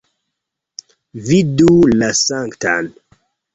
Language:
Esperanto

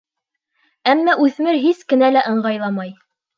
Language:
Bashkir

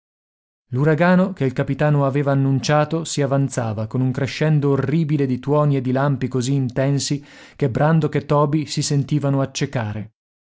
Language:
Italian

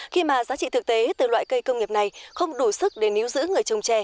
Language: Vietnamese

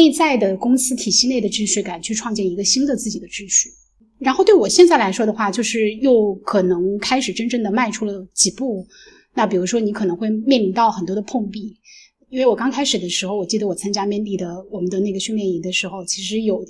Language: Chinese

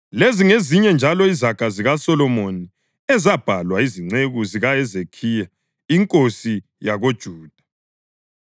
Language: North Ndebele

